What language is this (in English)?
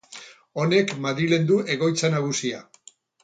Basque